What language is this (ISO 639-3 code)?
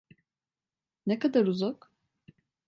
tur